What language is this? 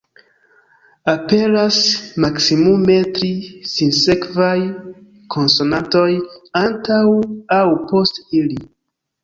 Esperanto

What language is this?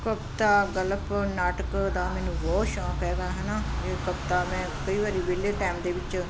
Punjabi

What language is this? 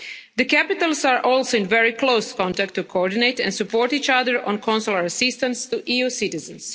English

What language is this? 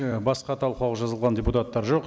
Kazakh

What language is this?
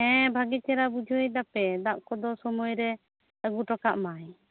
Santali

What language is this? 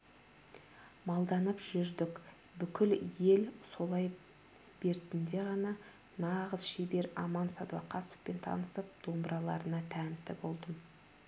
Kazakh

